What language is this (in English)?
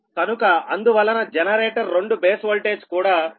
Telugu